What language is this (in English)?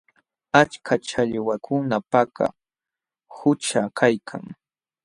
Jauja Wanca Quechua